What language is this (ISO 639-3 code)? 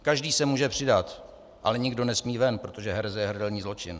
ces